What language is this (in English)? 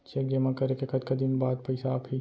Chhattisgarhi